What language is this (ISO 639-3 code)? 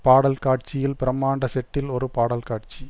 tam